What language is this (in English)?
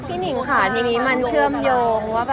Thai